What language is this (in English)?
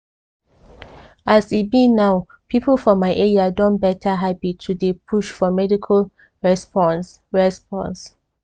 Nigerian Pidgin